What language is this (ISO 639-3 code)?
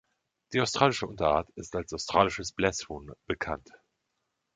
deu